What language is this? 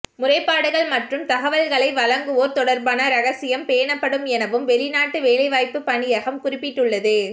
Tamil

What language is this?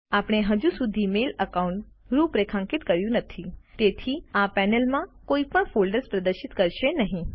Gujarati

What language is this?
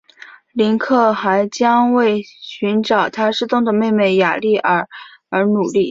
Chinese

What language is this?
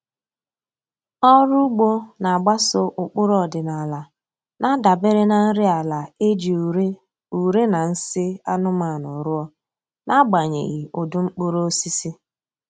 Igbo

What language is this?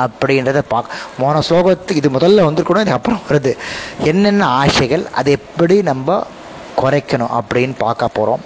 Tamil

